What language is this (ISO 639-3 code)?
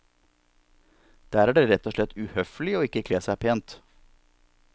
nor